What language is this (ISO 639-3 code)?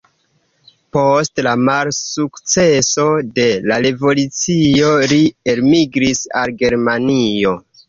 epo